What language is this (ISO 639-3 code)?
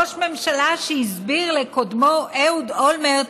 heb